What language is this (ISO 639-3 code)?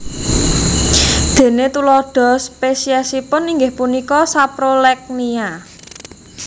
jav